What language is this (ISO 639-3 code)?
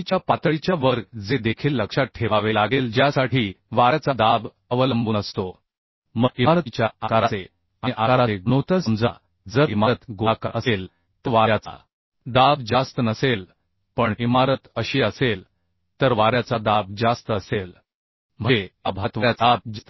mar